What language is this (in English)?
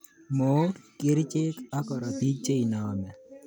Kalenjin